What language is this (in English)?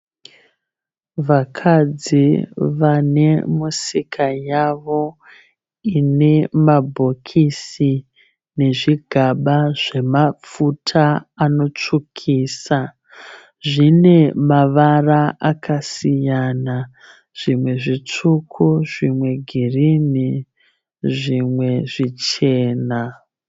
Shona